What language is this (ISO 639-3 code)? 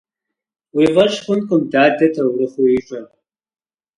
kbd